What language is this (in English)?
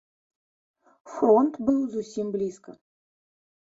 Belarusian